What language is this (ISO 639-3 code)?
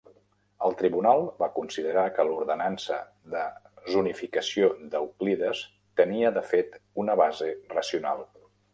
cat